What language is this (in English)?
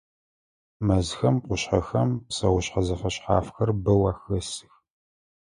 Adyghe